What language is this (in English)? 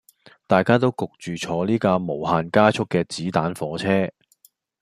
Cantonese